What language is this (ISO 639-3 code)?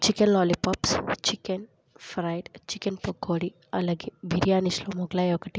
tel